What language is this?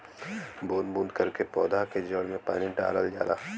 Bhojpuri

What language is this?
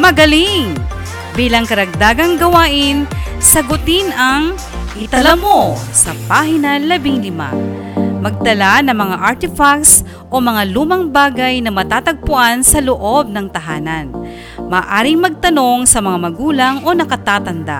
Filipino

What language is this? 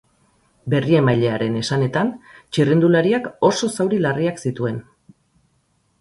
Basque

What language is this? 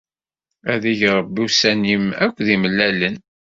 Kabyle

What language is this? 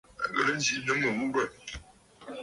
Bafut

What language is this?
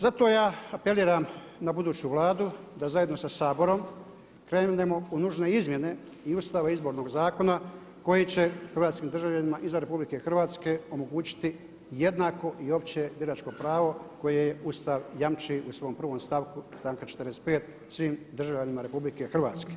Croatian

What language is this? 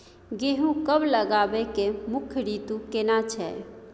Maithili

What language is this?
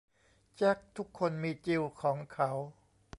Thai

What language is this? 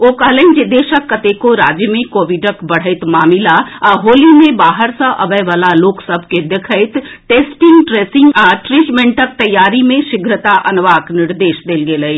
Maithili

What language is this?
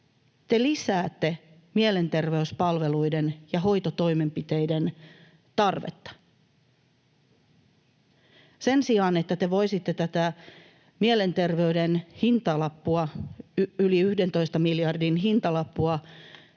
Finnish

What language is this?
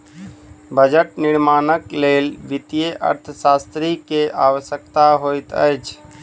Maithili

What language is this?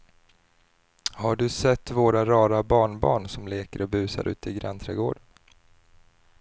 Swedish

